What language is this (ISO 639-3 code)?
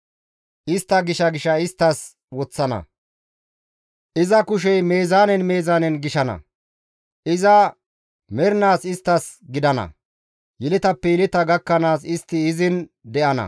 gmv